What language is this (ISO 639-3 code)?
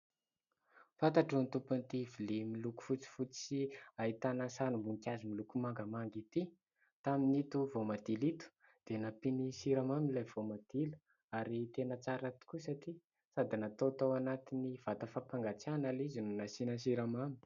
mlg